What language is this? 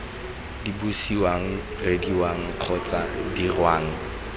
Tswana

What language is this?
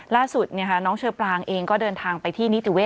Thai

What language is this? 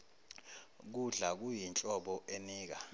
Zulu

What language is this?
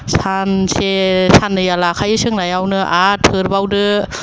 Bodo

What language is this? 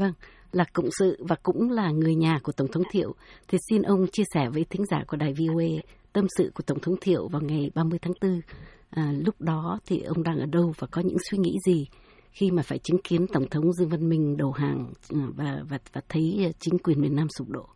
Vietnamese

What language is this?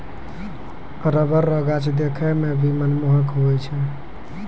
Maithili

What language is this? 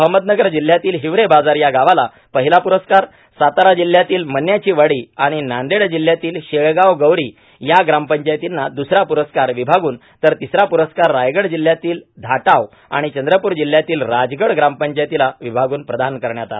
Marathi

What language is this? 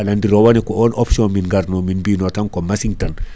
Fula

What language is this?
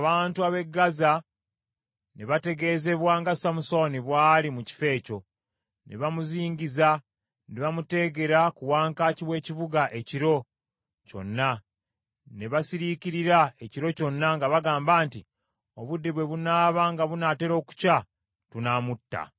Ganda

